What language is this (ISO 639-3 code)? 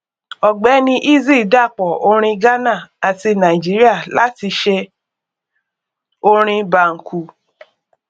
yor